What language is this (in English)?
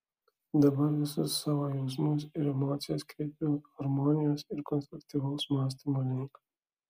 Lithuanian